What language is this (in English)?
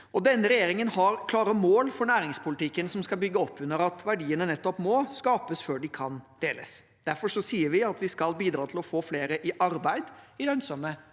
Norwegian